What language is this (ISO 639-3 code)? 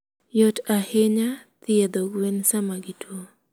luo